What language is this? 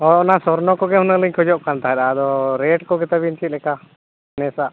Santali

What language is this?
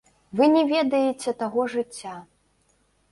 Belarusian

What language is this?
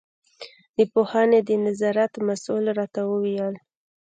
Pashto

